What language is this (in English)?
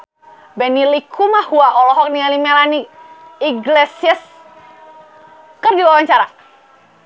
Sundanese